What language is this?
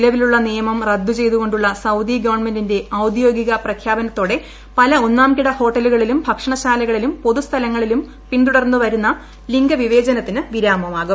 Malayalam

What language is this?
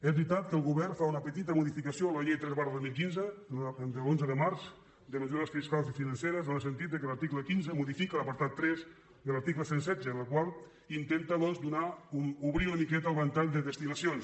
Catalan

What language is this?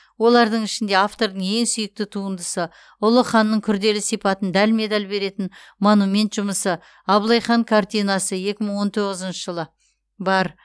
Kazakh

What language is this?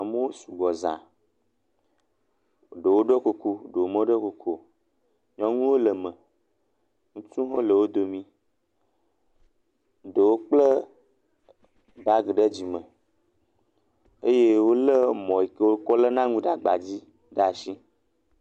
Ewe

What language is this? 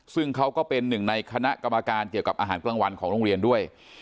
Thai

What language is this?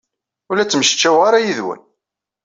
Kabyle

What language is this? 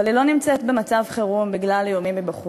Hebrew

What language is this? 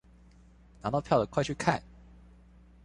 Chinese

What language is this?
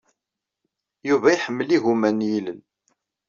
Kabyle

